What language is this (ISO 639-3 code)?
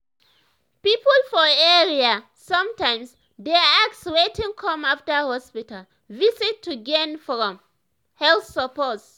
pcm